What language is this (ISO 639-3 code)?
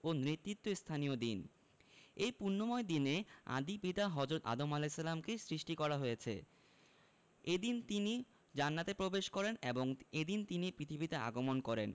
ben